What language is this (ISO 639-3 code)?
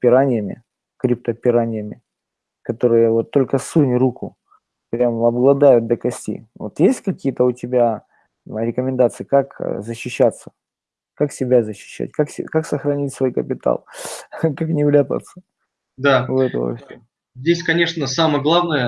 rus